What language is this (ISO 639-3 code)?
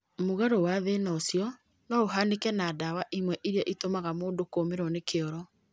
kik